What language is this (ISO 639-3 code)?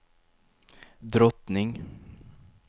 swe